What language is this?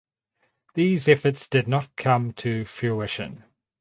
English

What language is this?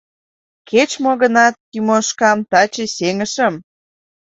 Mari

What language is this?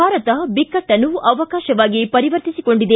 Kannada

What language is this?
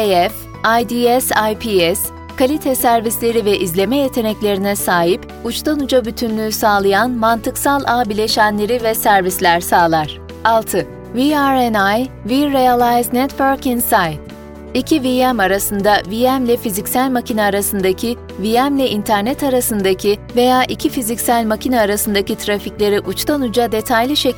Turkish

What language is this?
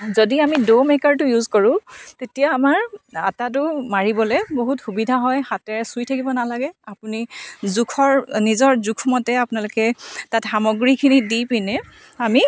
Assamese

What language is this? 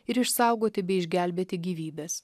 Lithuanian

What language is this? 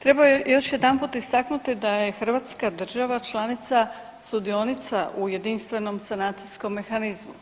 Croatian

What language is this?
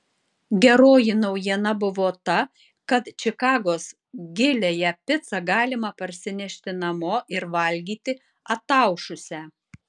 Lithuanian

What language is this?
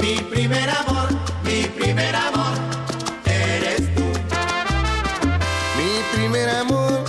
Spanish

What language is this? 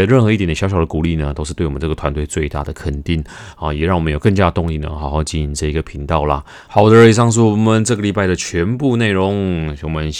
Chinese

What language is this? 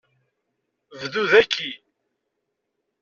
Kabyle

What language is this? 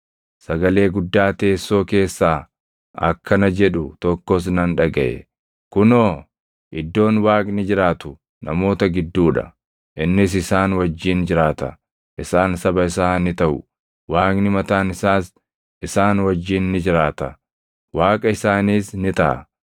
Oromo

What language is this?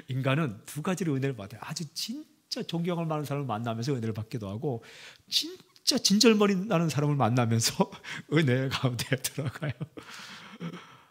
Korean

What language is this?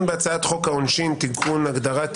Hebrew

